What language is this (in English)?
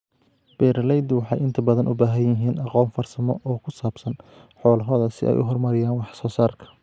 Somali